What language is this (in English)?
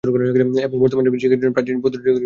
Bangla